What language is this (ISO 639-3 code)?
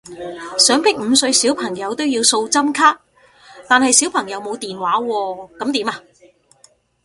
yue